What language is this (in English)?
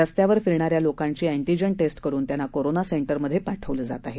Marathi